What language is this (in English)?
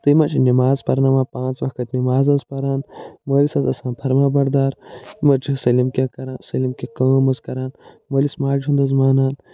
Kashmiri